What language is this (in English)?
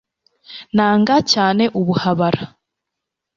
Kinyarwanda